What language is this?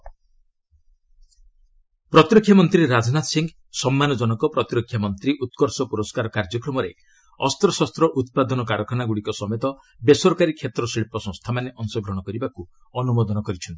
Odia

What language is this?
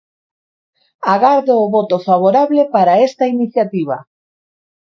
Galician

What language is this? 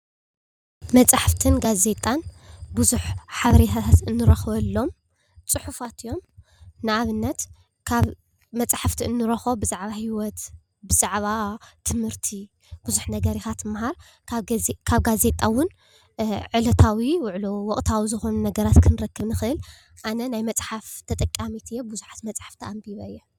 Tigrinya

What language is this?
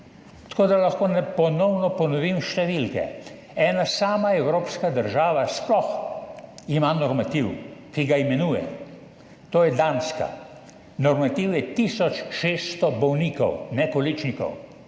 Slovenian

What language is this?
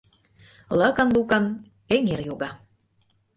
Mari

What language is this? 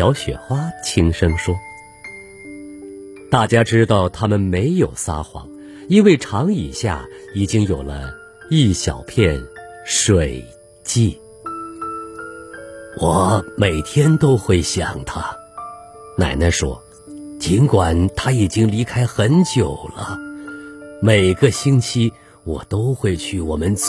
Chinese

